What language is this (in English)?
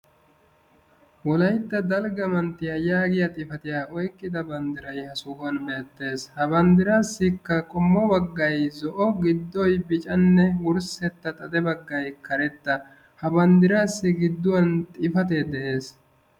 Wolaytta